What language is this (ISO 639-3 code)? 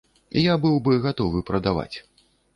bel